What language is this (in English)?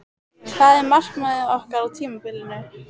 Icelandic